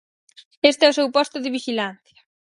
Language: Galician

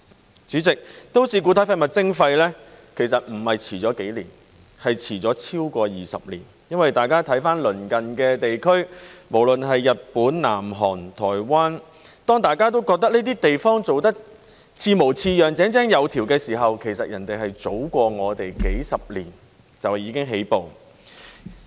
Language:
Cantonese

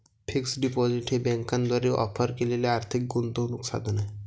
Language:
Marathi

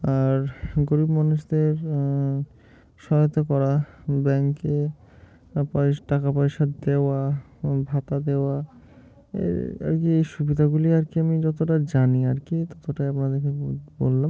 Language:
Bangla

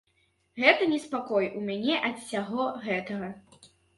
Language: Belarusian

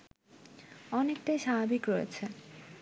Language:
Bangla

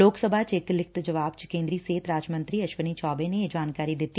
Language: Punjabi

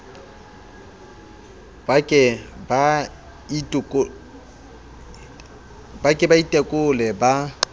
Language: Southern Sotho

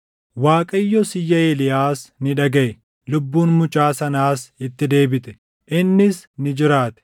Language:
Oromo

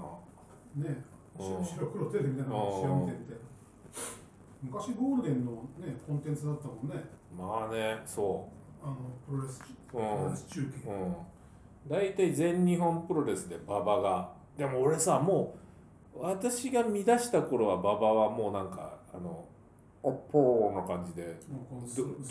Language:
Japanese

